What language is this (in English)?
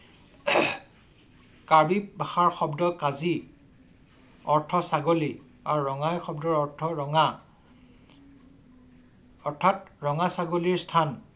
Assamese